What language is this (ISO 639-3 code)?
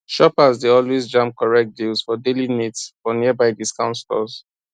pcm